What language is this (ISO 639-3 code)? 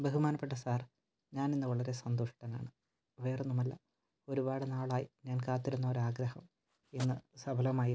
mal